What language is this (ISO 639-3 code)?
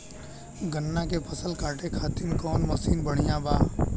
bho